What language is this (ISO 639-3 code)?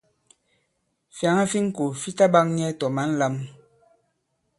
abb